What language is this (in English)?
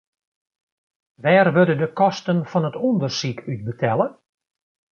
Western Frisian